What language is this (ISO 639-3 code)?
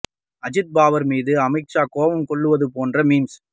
tam